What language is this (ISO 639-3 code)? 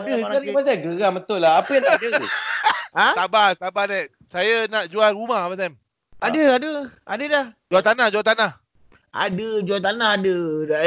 msa